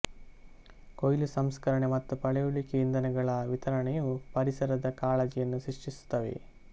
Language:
Kannada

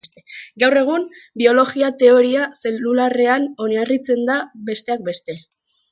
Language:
Basque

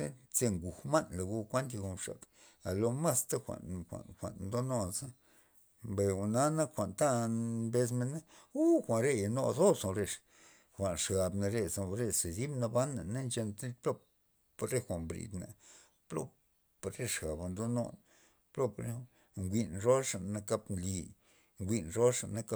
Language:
Loxicha Zapotec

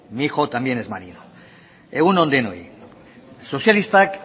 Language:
Basque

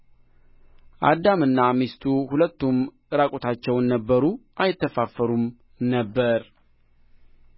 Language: Amharic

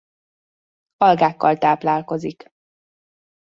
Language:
Hungarian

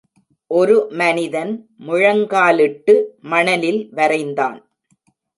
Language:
Tamil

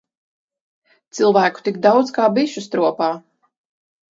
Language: Latvian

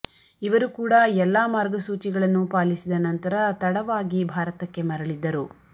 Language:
Kannada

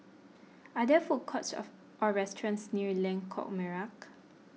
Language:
English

